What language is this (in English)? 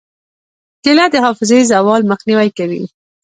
Pashto